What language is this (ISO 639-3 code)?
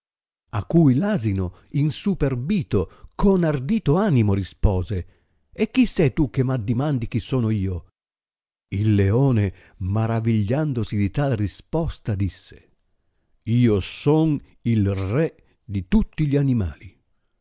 ita